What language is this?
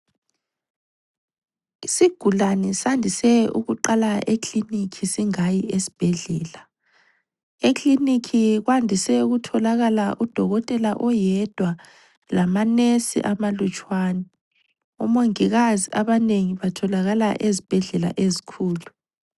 North Ndebele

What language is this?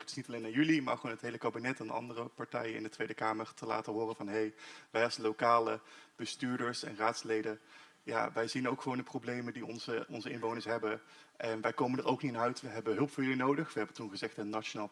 Dutch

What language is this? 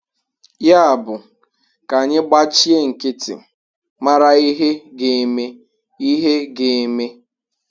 Igbo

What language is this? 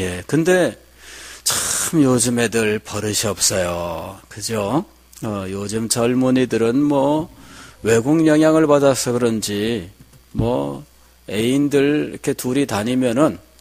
Korean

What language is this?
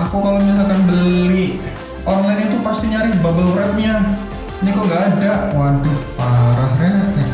Indonesian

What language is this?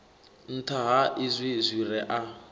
Venda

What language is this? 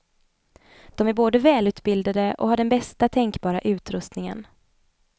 Swedish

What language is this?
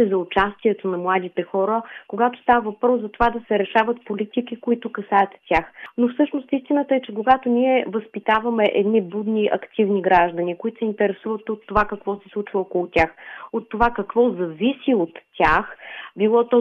Bulgarian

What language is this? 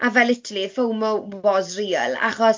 Welsh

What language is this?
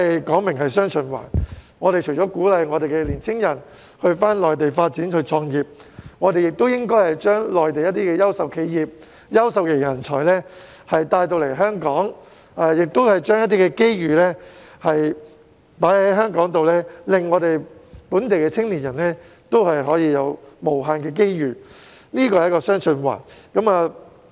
Cantonese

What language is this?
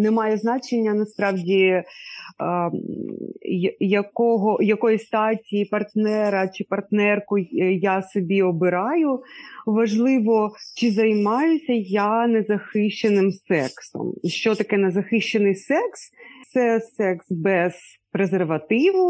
Ukrainian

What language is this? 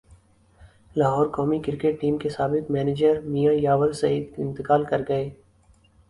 Urdu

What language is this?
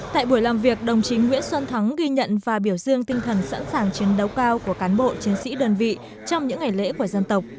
Vietnamese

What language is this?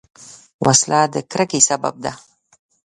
Pashto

